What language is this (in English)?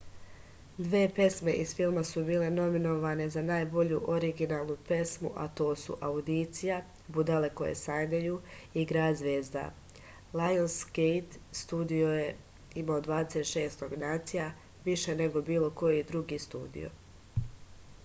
Serbian